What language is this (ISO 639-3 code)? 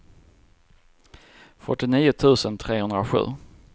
swe